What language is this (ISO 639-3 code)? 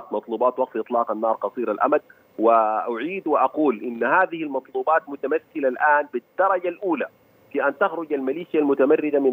ara